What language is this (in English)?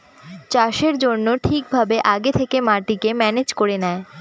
Bangla